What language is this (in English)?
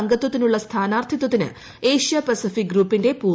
Malayalam